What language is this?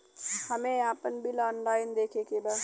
Bhojpuri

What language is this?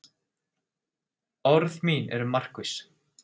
Icelandic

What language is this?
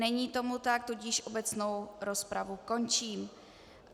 Czech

